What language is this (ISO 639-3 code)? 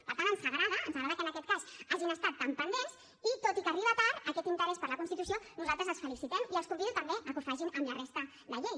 cat